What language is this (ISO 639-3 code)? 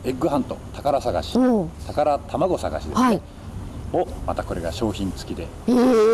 jpn